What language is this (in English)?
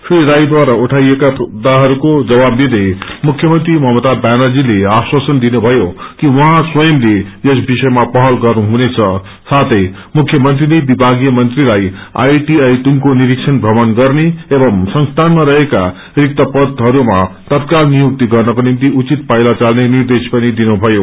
Nepali